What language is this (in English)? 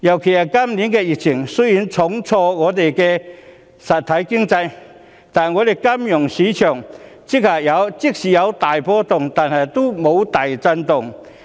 Cantonese